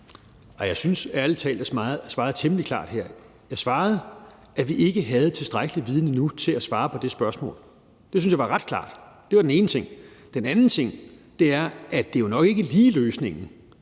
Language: Danish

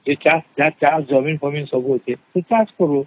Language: Odia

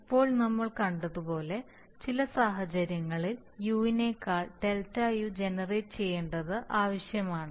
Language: Malayalam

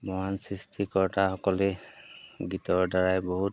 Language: Assamese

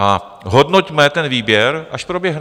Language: Czech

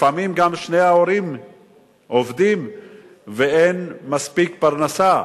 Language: Hebrew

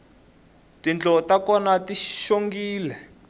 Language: Tsonga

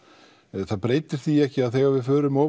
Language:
Icelandic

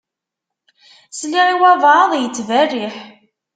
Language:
Kabyle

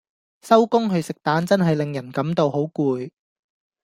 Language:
Cantonese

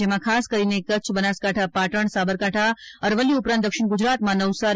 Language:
Gujarati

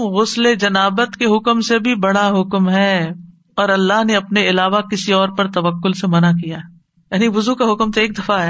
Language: Urdu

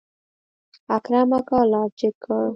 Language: Pashto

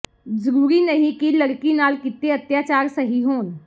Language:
Punjabi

